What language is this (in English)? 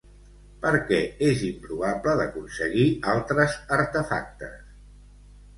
Catalan